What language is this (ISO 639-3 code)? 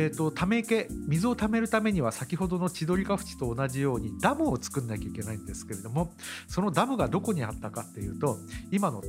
jpn